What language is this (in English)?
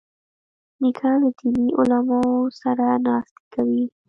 Pashto